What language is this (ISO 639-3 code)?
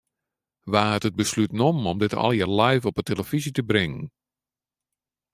fry